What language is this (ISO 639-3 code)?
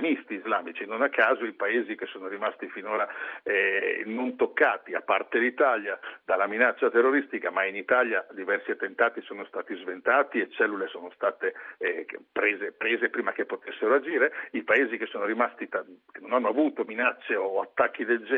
ita